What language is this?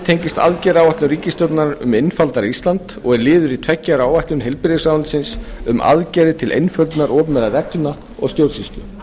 Icelandic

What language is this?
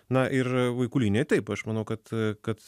Lithuanian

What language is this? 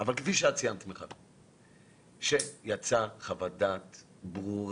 Hebrew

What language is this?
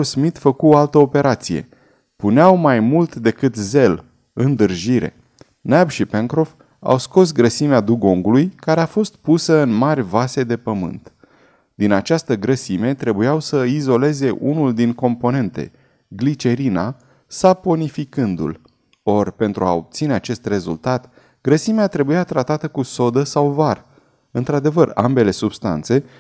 Romanian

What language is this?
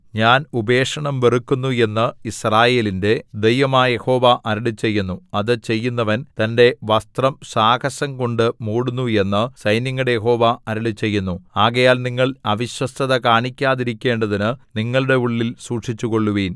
Malayalam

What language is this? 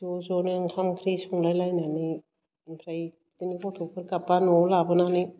Bodo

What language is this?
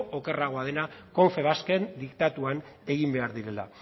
Basque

